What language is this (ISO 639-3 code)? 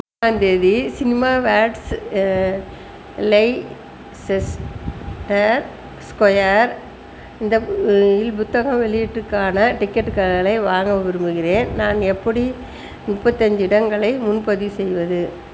tam